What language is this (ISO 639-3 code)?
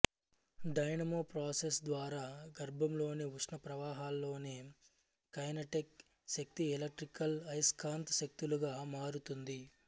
tel